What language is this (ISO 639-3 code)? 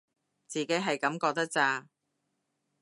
yue